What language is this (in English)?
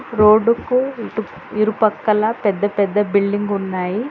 Telugu